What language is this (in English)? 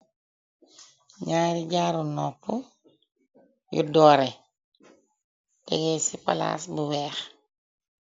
Wolof